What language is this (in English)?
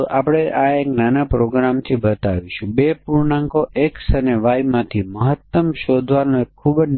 Gujarati